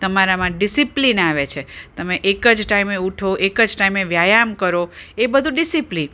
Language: Gujarati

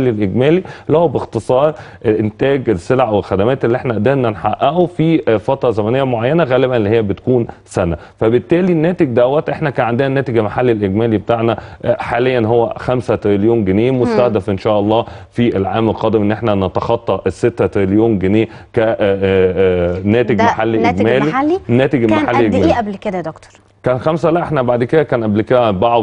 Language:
Arabic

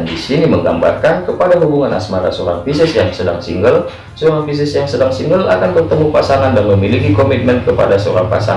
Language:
Indonesian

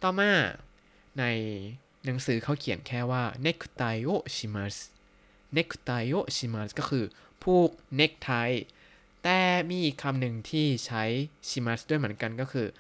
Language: Thai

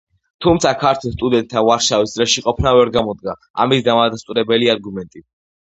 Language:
Georgian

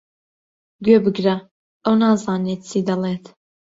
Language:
Central Kurdish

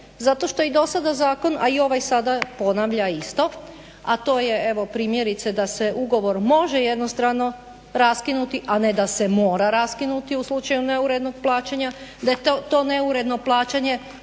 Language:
Croatian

